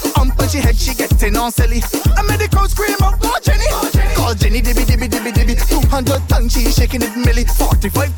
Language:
English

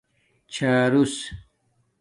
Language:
Domaaki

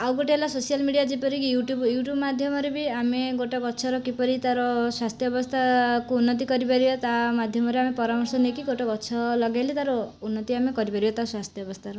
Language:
Odia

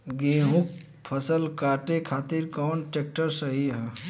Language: Bhojpuri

